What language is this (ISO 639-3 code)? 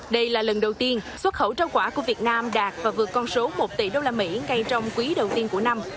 vie